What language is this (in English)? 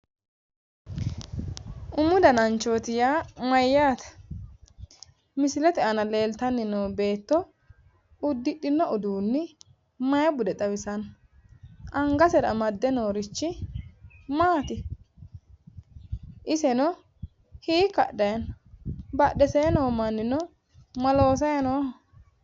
Sidamo